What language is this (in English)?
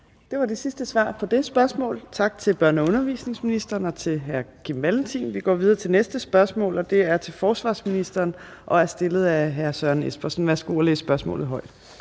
Danish